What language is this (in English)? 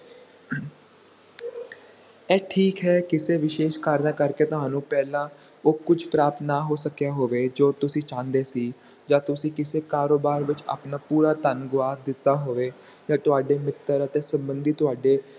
Punjabi